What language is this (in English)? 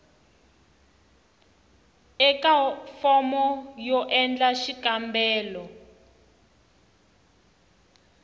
Tsonga